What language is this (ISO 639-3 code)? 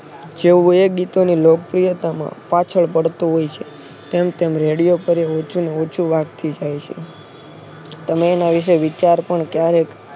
guj